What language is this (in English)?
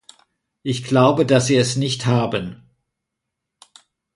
German